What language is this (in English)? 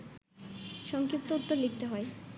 Bangla